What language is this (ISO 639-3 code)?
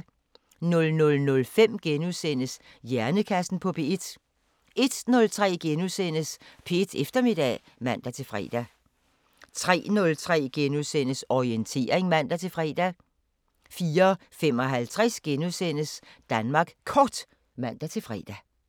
dan